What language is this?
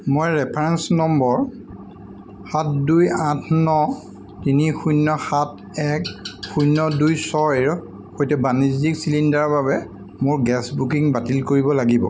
Assamese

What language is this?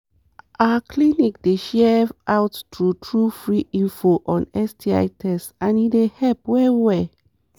Nigerian Pidgin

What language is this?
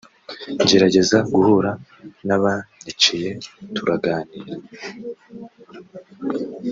Kinyarwanda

